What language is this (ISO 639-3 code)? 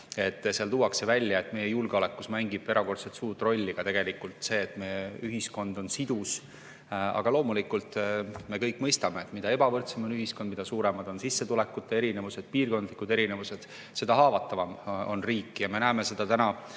est